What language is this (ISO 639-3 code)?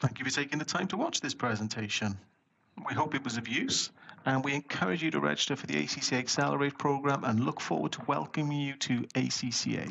eng